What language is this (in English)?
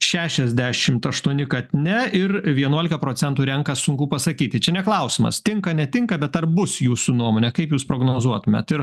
Lithuanian